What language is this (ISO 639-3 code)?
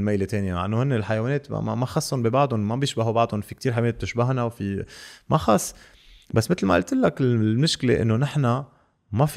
ara